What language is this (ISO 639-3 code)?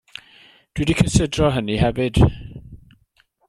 cym